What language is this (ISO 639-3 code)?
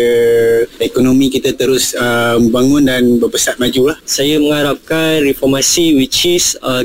msa